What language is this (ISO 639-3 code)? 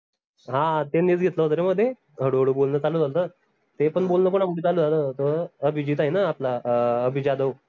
mar